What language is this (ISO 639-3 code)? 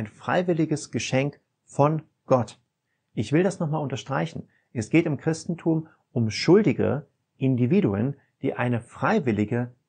deu